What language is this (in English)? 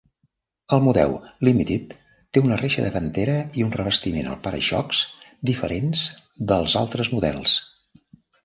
Catalan